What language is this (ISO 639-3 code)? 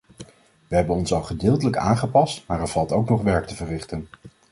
nld